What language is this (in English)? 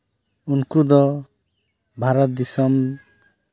Santali